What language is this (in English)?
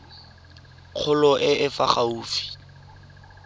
Tswana